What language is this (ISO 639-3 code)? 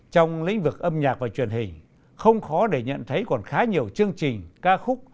vie